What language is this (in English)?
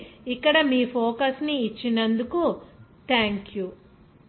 Telugu